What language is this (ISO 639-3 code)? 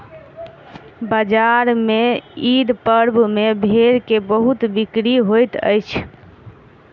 mai